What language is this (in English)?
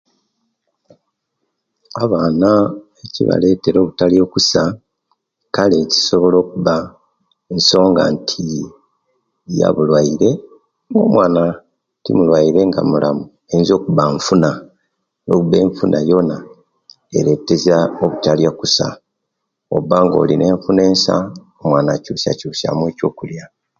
Kenyi